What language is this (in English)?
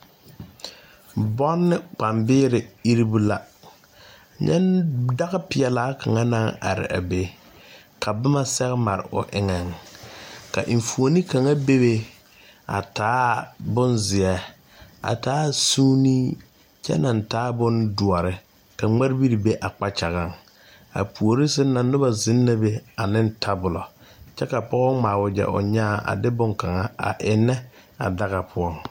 Southern Dagaare